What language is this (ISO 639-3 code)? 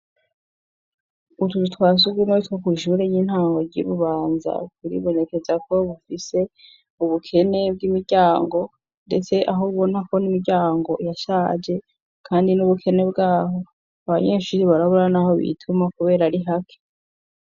run